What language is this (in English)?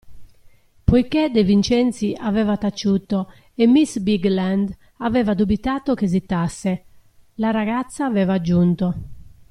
Italian